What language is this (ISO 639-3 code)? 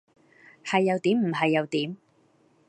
yue